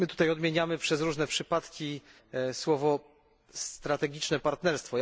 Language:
Polish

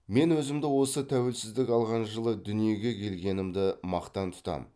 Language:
Kazakh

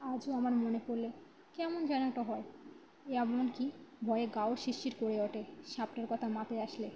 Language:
Bangla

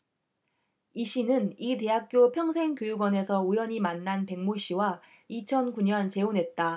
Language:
Korean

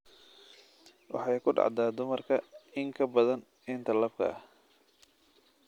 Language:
Somali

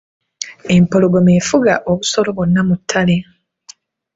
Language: Ganda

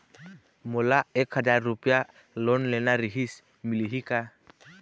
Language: Chhattisgarhi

